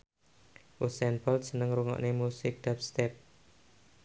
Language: Javanese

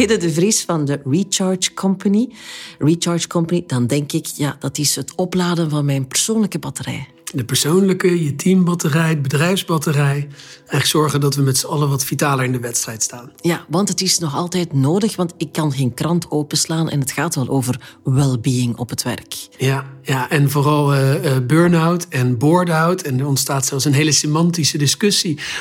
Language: Dutch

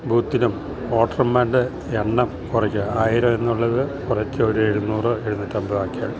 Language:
Malayalam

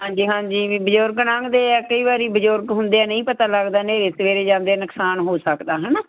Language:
Punjabi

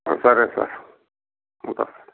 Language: Telugu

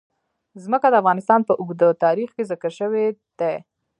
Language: Pashto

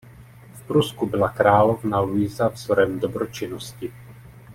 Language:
Czech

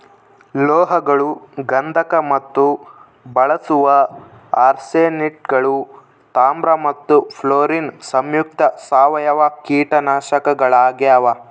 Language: Kannada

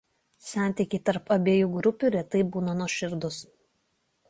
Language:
Lithuanian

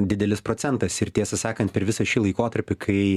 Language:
Lithuanian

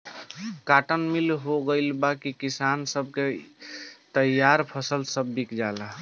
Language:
Bhojpuri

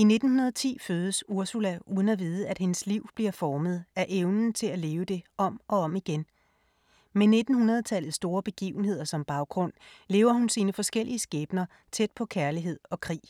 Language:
Danish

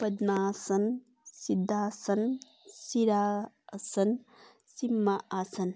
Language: Nepali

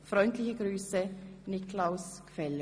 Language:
Swiss German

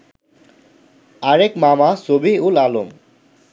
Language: Bangla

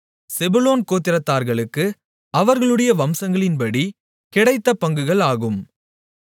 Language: Tamil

